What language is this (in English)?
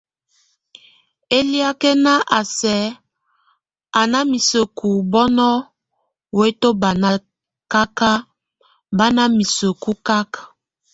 Tunen